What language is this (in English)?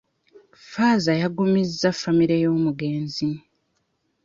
Ganda